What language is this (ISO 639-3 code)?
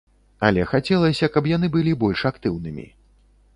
bel